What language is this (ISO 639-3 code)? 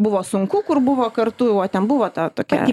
lit